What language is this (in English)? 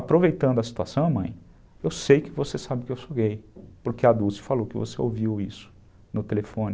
Portuguese